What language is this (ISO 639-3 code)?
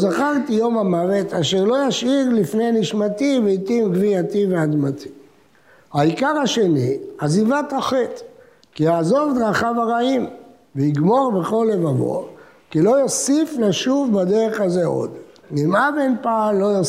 heb